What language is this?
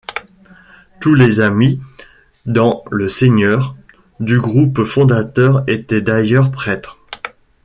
French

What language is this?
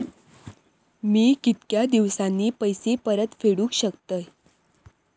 Marathi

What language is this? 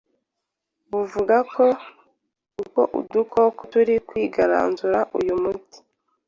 Kinyarwanda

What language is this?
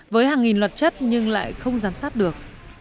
Vietnamese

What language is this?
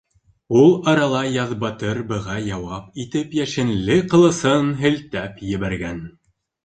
Bashkir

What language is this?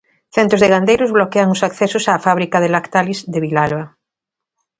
Galician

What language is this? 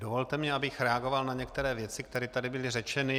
Czech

